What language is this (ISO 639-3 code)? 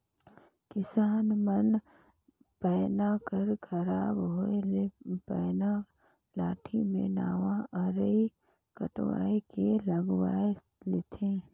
hne